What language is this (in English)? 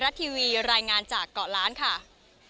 Thai